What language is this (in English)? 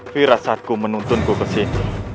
Indonesian